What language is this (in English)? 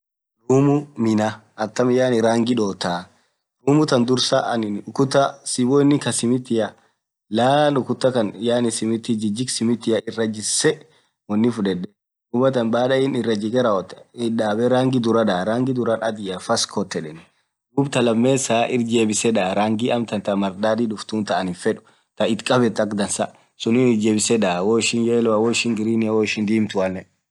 Orma